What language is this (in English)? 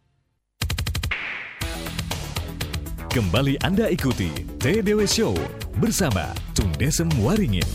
Indonesian